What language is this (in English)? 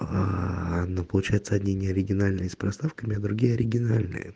Russian